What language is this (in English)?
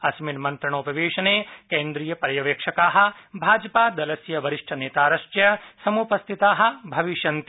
Sanskrit